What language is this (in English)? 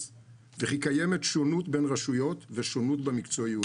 Hebrew